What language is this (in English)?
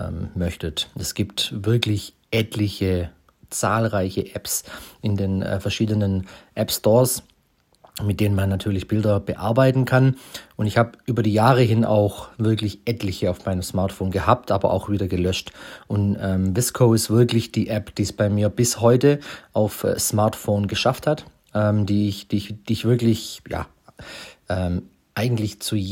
German